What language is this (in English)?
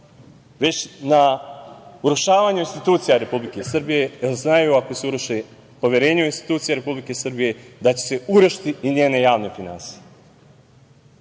Serbian